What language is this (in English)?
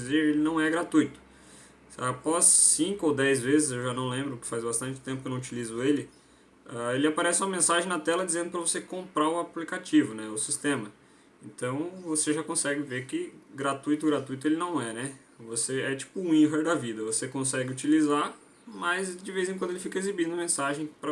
Portuguese